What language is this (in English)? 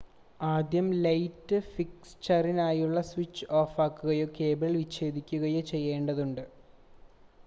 Malayalam